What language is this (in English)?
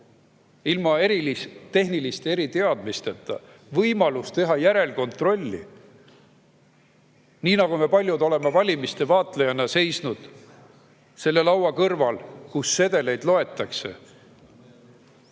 Estonian